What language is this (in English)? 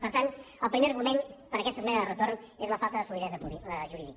Catalan